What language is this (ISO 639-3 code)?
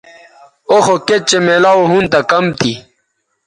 btv